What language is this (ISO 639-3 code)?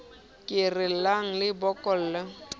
sot